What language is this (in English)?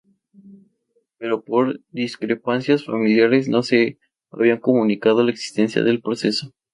Spanish